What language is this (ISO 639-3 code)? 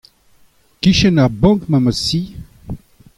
bre